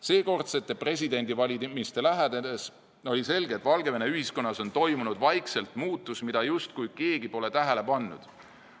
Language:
Estonian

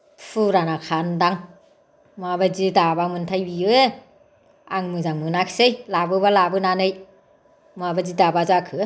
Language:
Bodo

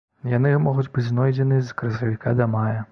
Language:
Belarusian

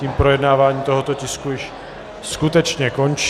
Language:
Czech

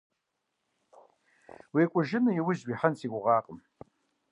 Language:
Kabardian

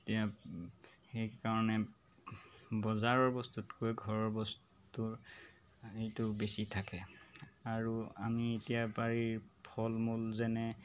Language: Assamese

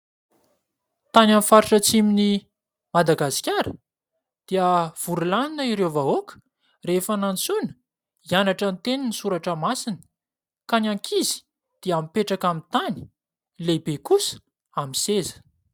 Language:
Malagasy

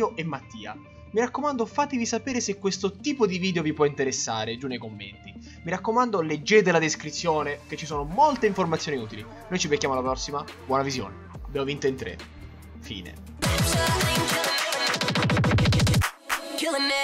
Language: Italian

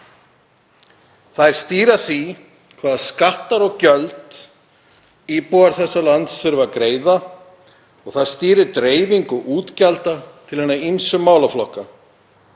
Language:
Icelandic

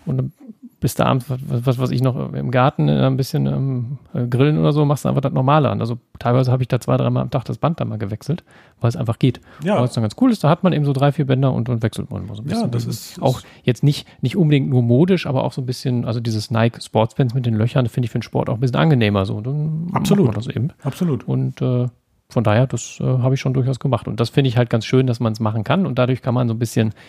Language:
German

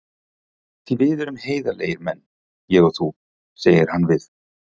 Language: Icelandic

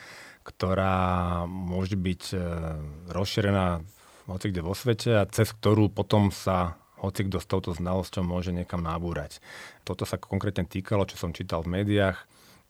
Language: Slovak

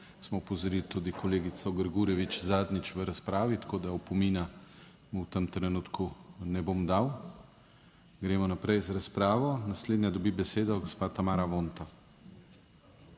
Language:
Slovenian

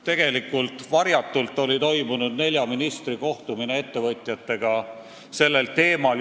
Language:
Estonian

